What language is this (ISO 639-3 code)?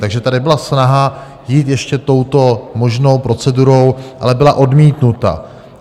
ces